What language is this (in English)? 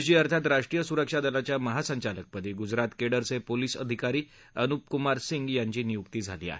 Marathi